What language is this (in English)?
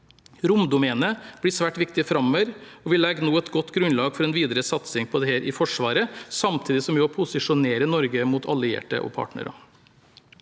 Norwegian